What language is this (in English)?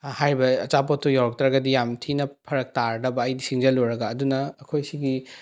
Manipuri